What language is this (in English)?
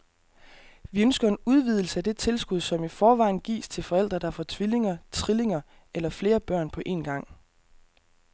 Danish